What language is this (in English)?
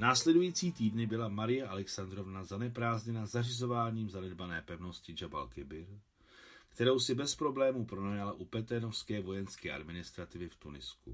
Czech